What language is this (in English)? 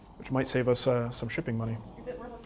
English